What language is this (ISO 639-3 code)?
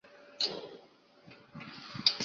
zho